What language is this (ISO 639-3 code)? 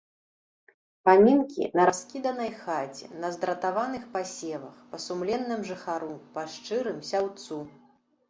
bel